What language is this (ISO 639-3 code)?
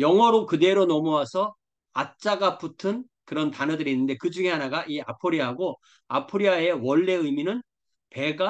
kor